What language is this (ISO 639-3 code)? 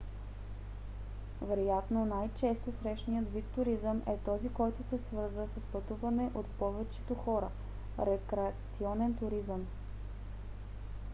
bul